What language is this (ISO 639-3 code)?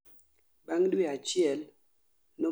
luo